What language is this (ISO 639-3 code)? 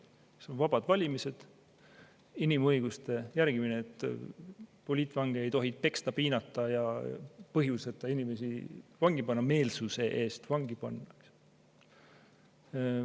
est